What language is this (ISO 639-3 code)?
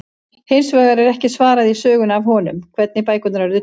isl